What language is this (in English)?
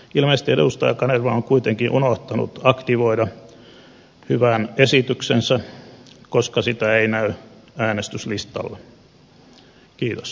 Finnish